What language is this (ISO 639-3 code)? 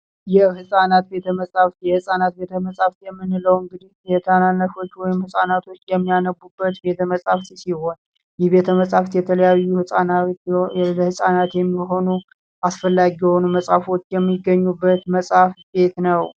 amh